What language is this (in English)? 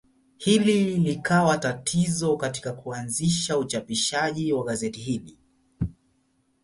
Swahili